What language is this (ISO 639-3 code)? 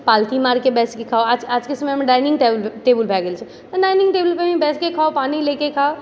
mai